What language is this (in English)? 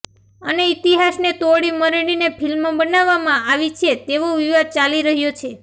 Gujarati